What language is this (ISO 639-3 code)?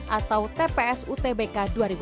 ind